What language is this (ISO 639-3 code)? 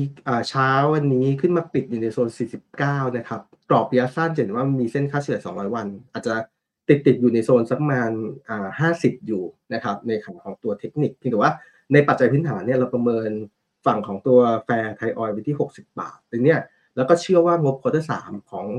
tha